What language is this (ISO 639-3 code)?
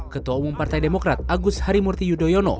ind